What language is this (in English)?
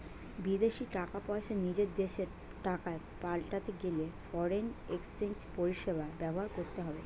Bangla